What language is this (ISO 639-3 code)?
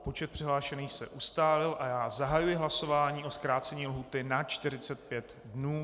ces